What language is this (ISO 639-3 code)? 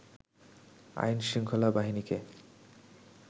ben